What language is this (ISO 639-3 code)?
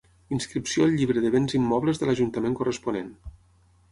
cat